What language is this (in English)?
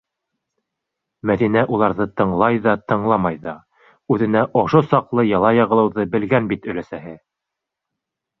Bashkir